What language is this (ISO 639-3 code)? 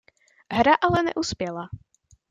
ces